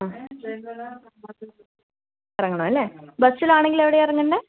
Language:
Malayalam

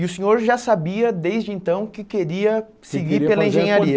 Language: Portuguese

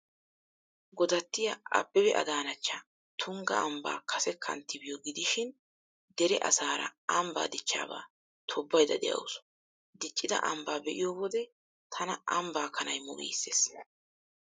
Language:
Wolaytta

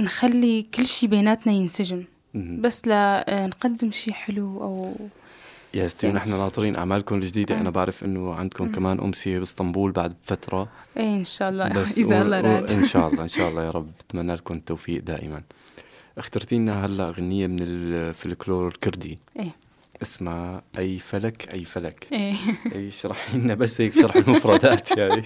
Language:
Arabic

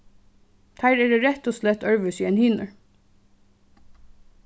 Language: Faroese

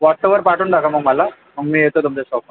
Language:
Marathi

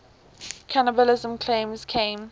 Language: English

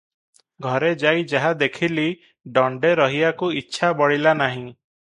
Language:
Odia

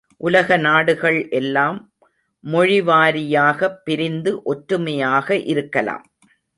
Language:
Tamil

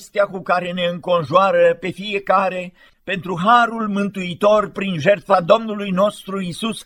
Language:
Romanian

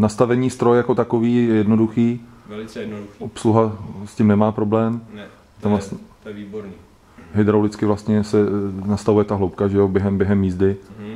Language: Czech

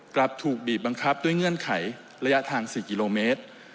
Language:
Thai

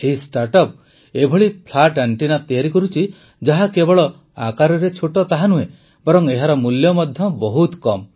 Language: Odia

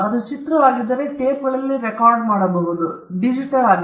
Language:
Kannada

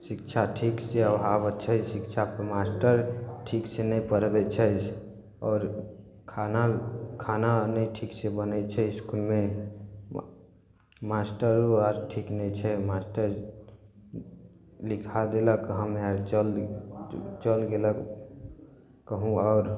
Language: Maithili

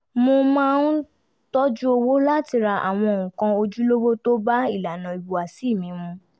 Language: Yoruba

